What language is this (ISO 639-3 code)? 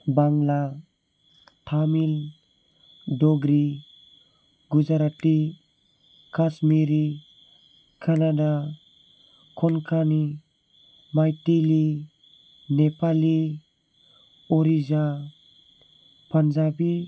brx